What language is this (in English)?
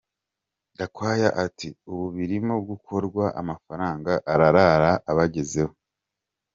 Kinyarwanda